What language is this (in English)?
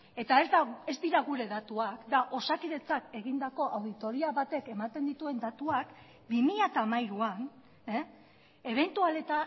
Basque